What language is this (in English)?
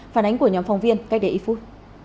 Vietnamese